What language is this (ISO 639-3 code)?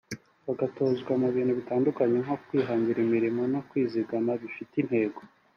kin